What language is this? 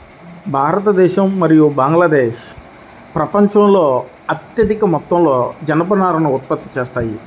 Telugu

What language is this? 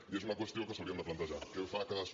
Catalan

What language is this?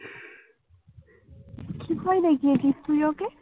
Bangla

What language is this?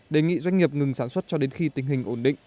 Vietnamese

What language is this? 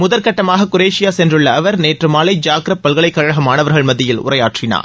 Tamil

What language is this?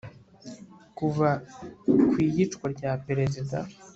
Kinyarwanda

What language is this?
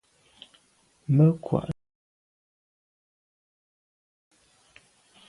Medumba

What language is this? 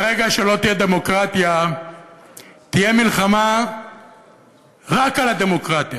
Hebrew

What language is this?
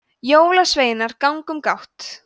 Icelandic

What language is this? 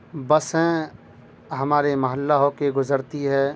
Urdu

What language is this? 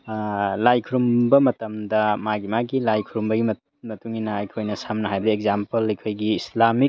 Manipuri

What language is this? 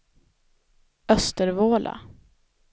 Swedish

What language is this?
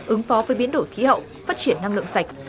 Vietnamese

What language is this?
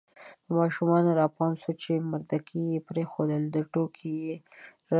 Pashto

